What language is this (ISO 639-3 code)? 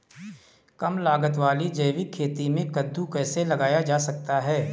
hin